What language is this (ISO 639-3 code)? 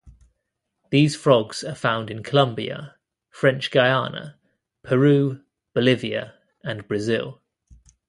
eng